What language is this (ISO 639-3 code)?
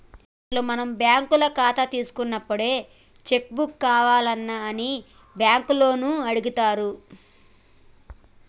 tel